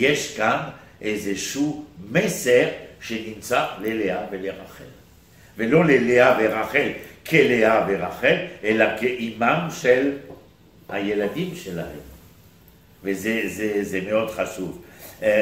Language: Hebrew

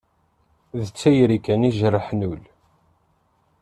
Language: Kabyle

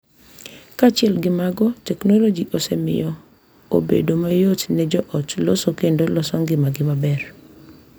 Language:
Luo (Kenya and Tanzania)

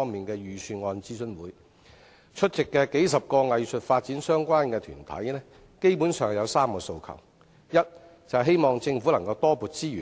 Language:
Cantonese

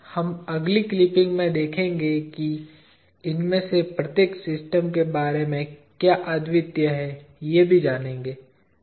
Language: Hindi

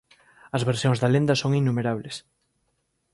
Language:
Galician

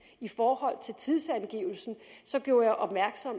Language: Danish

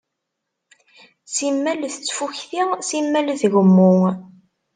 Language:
Kabyle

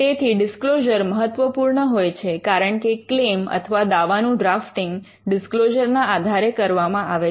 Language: Gujarati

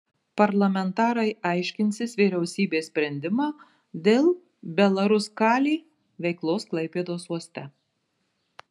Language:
Lithuanian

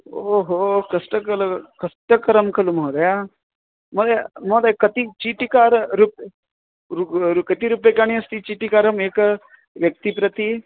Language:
Sanskrit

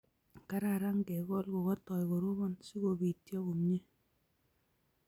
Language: Kalenjin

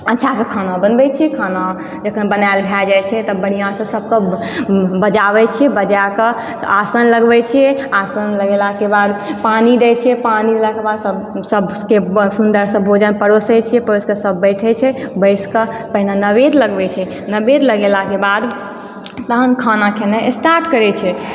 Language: Maithili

